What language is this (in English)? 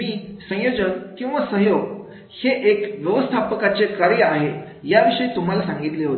Marathi